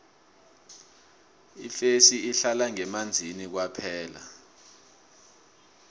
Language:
South Ndebele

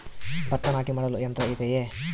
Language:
Kannada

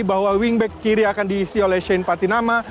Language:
Indonesian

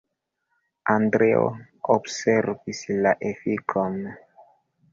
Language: Esperanto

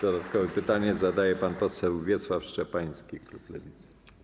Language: Polish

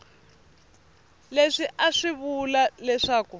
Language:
Tsonga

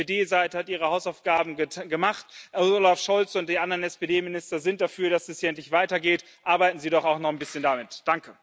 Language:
German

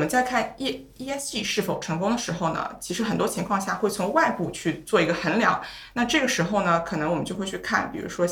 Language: Chinese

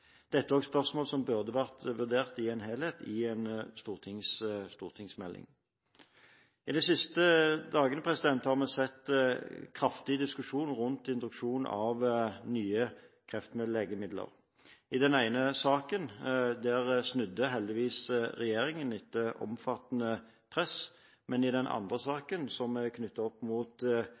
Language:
Norwegian Bokmål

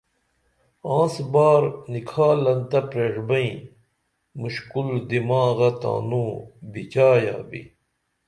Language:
Dameli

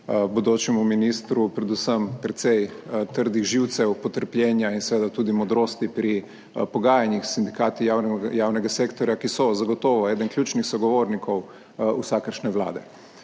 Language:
Slovenian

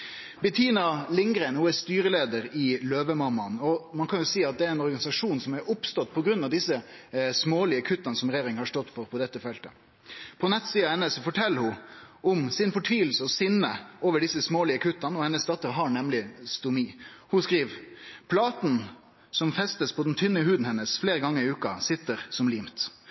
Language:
Norwegian Nynorsk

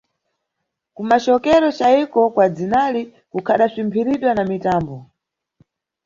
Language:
Nyungwe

